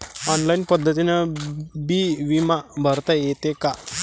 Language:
Marathi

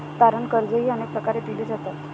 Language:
Marathi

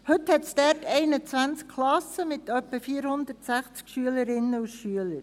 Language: Swiss German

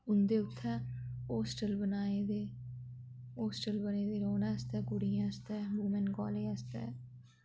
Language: Dogri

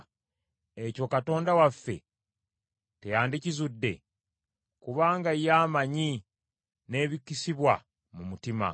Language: Ganda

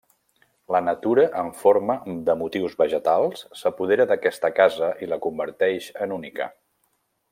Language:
Catalan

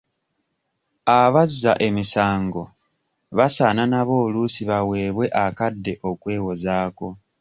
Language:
Ganda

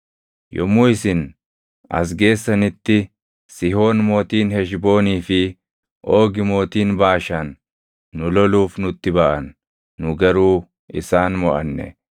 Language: Oromo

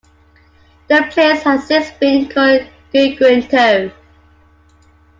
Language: English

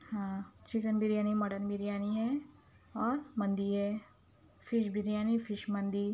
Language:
Urdu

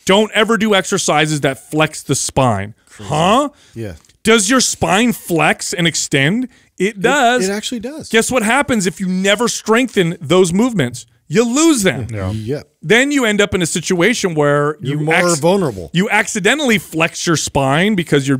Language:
English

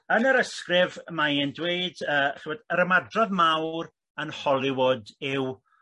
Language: Welsh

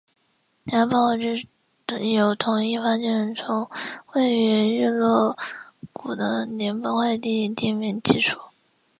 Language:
Chinese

